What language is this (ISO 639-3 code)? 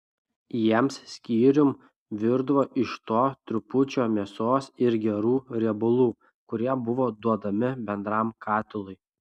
lit